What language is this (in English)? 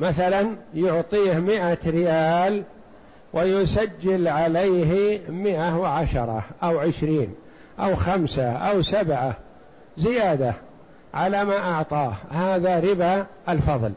Arabic